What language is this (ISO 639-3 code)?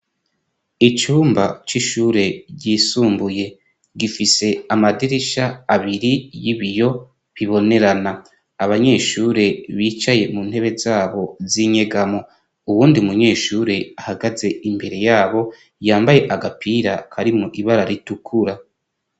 run